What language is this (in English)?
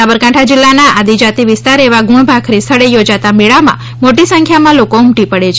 Gujarati